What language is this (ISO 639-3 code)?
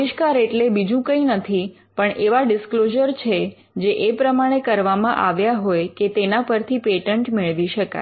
guj